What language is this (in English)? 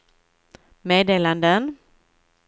Swedish